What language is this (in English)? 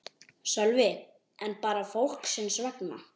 Icelandic